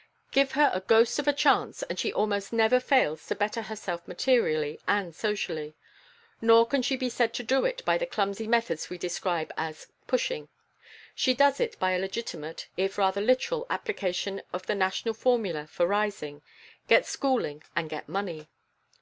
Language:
English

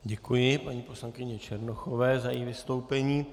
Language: Czech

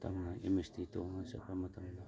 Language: Manipuri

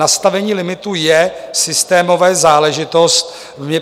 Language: Czech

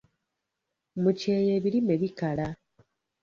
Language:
Ganda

